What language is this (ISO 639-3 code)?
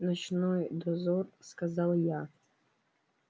rus